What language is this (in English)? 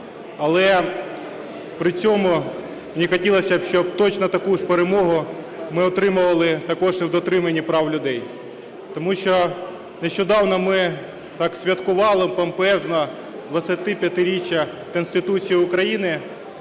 Ukrainian